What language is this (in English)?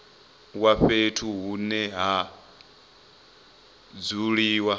Venda